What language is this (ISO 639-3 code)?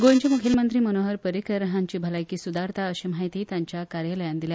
kok